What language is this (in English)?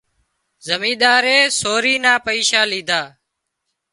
Wadiyara Koli